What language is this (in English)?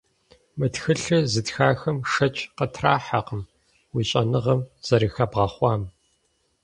Kabardian